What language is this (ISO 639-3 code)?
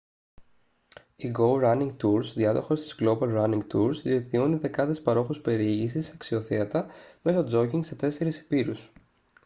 ell